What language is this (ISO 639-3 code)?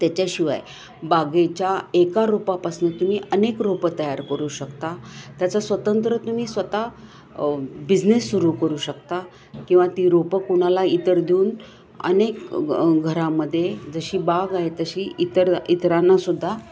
mar